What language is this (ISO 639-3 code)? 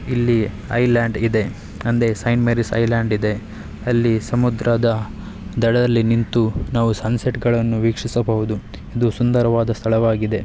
kan